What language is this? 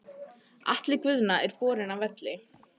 Icelandic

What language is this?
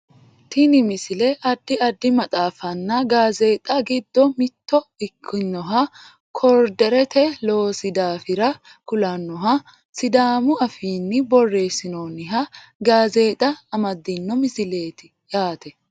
Sidamo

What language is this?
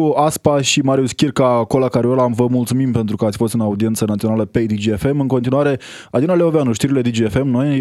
Romanian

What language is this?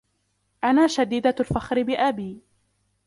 Arabic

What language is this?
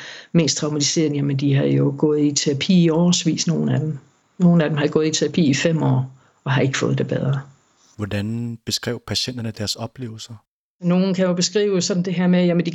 Danish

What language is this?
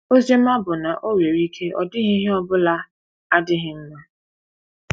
Igbo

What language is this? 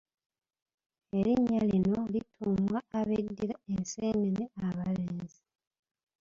Ganda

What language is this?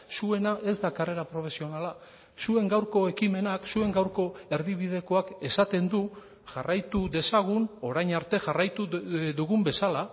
Basque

